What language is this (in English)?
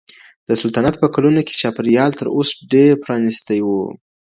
Pashto